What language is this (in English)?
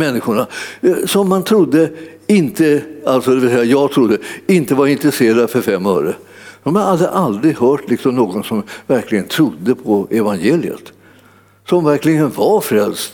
Swedish